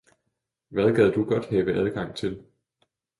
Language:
Danish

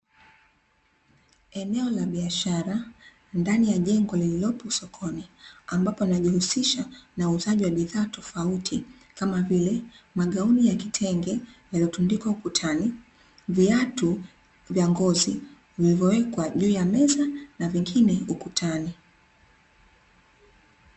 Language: Swahili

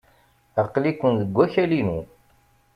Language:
Kabyle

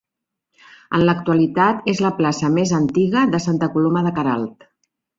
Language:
Catalan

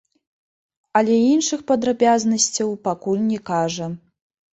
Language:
Belarusian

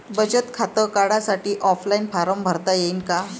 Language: Marathi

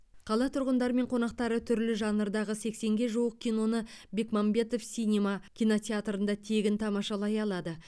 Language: Kazakh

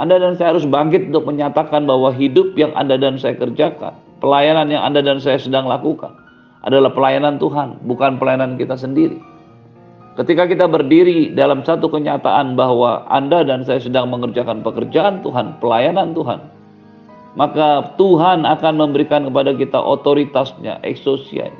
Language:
Indonesian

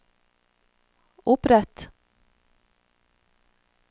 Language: Norwegian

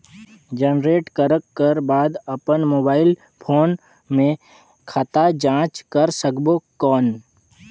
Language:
Chhattisgarhi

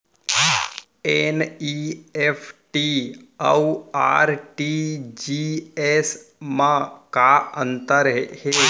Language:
Chhattisgarhi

